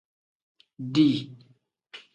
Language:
Tem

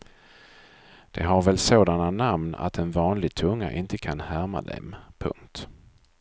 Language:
Swedish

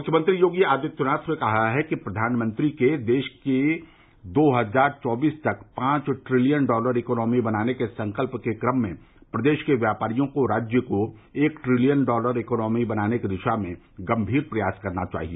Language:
Hindi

